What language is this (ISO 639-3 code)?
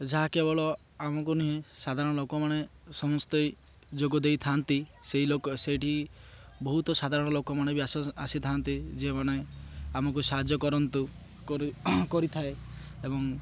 ori